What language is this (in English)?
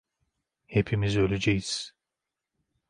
Turkish